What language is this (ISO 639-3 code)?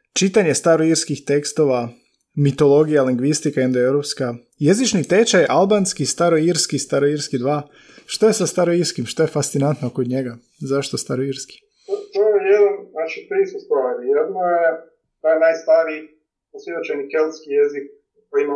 hrv